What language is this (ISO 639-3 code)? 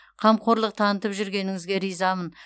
kaz